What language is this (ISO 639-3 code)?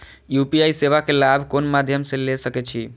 mai